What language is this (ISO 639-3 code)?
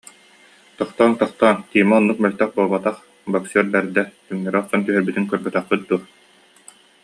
sah